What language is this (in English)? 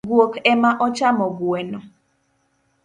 Luo (Kenya and Tanzania)